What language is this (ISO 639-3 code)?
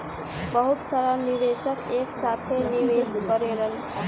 bho